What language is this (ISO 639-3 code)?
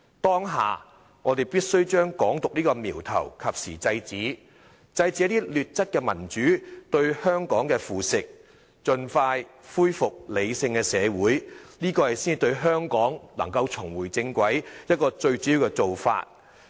yue